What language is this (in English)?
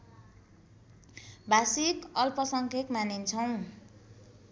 Nepali